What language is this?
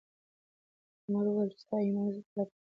Pashto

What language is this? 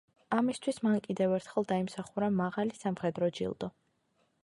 Georgian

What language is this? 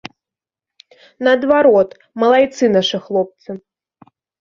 Belarusian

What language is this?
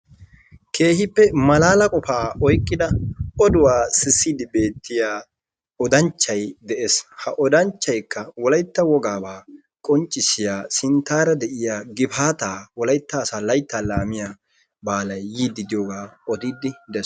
Wolaytta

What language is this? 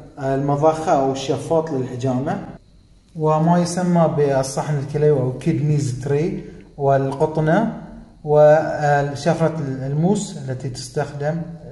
Arabic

